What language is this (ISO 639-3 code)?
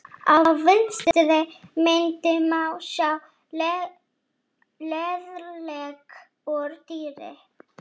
isl